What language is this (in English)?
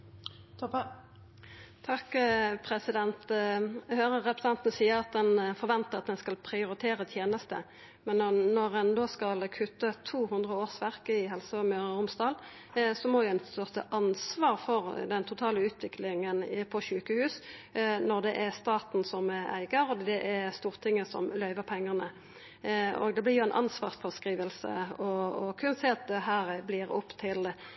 Norwegian Nynorsk